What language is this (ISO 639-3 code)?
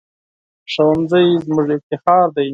pus